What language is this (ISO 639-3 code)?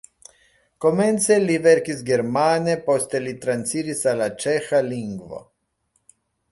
epo